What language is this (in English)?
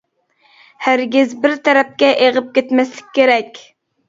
Uyghur